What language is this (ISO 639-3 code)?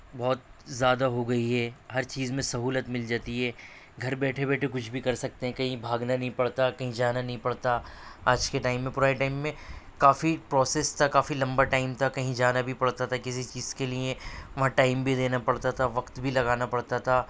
urd